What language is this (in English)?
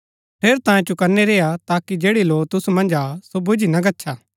Gaddi